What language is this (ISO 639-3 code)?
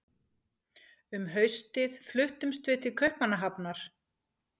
isl